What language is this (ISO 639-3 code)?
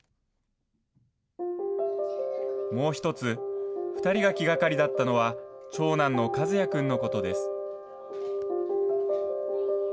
jpn